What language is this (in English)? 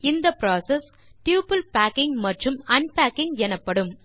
Tamil